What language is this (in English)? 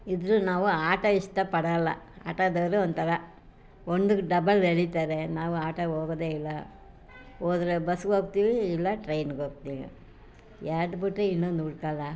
Kannada